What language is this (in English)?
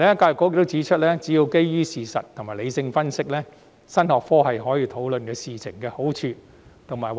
Cantonese